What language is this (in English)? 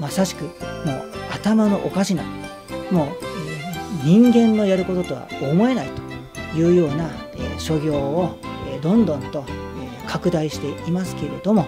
Japanese